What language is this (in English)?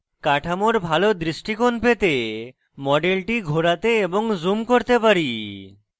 Bangla